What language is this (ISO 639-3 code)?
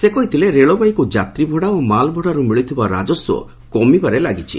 ori